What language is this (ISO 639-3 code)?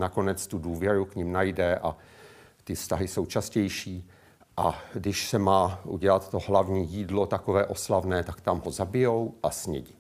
ces